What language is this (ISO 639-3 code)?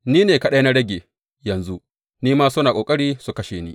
hau